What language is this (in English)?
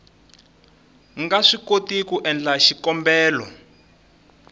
Tsonga